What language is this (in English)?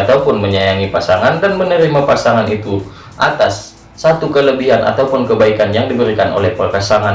Indonesian